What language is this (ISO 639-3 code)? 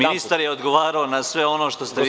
srp